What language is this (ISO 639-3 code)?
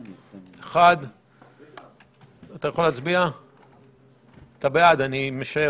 heb